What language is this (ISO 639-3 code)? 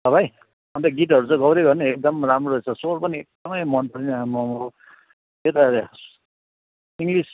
nep